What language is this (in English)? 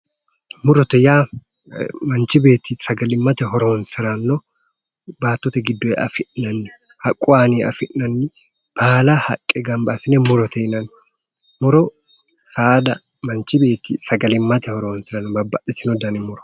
Sidamo